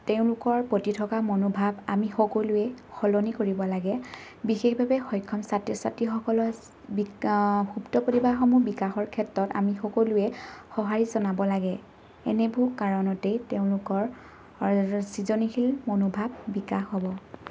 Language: Assamese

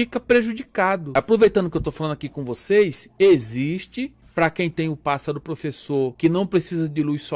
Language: Portuguese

